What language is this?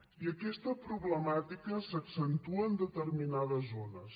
Catalan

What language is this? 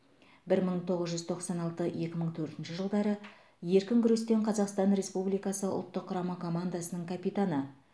Kazakh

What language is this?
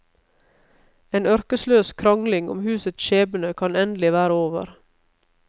Norwegian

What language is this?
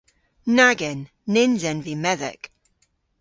Cornish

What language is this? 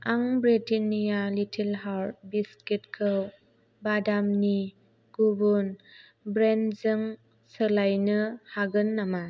Bodo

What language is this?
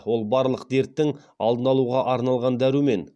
Kazakh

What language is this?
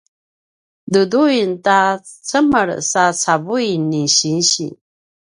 Paiwan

